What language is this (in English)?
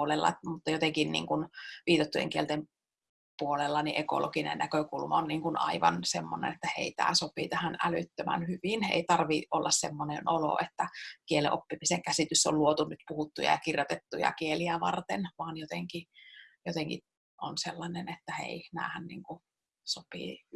Finnish